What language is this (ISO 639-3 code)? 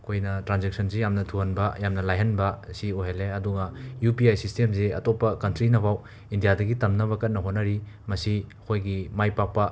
mni